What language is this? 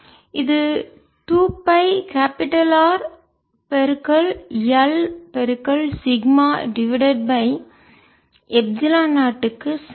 Tamil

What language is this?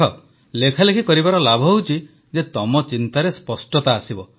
Odia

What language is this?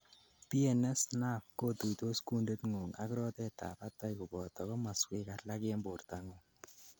Kalenjin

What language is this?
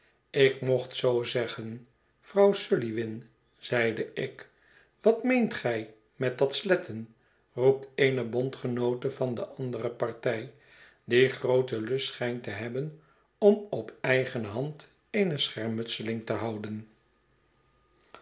Dutch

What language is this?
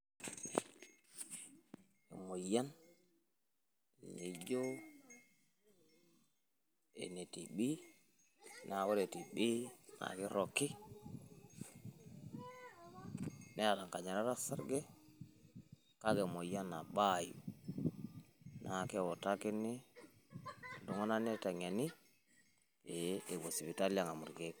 Masai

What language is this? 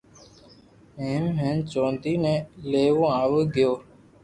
Loarki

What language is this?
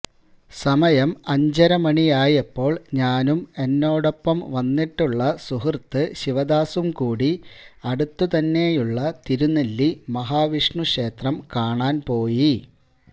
Malayalam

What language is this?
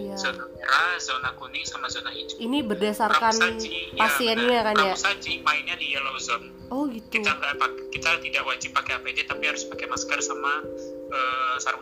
Indonesian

